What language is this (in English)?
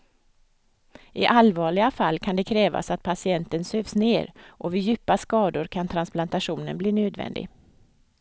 Swedish